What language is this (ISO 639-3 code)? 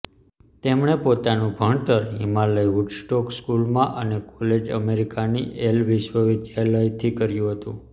guj